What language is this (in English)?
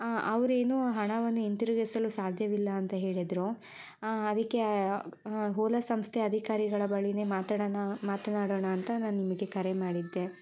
Kannada